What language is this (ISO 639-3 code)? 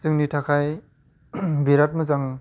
brx